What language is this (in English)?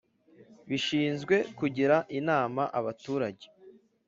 Kinyarwanda